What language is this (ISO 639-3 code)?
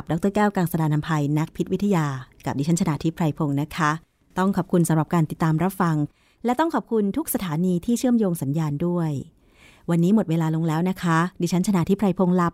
tha